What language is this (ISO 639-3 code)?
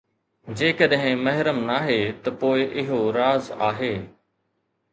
snd